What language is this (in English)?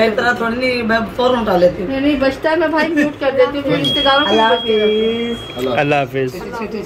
Hindi